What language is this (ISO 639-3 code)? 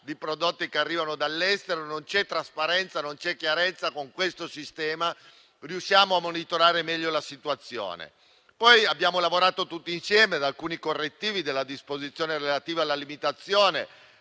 ita